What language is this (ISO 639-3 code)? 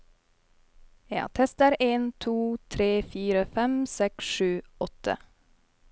nor